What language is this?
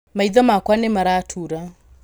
Kikuyu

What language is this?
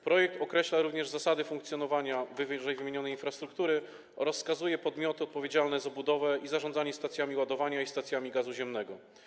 Polish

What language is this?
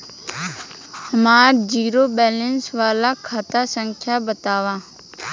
Bhojpuri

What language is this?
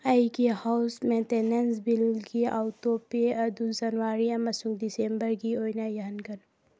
Manipuri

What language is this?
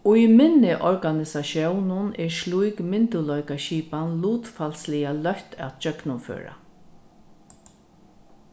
Faroese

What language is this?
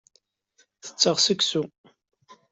Kabyle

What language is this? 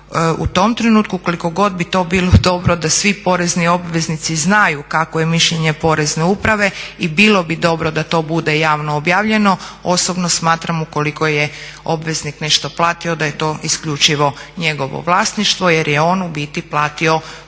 Croatian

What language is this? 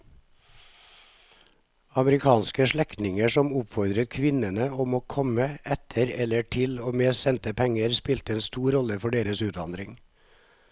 Norwegian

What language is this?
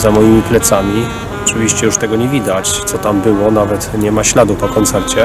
Polish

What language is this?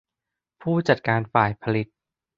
Thai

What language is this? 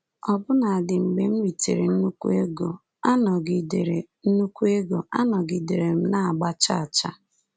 Igbo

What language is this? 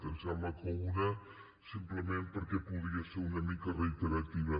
Catalan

